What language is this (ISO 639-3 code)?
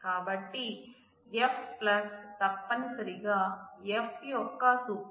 tel